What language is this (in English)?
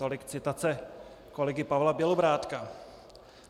Czech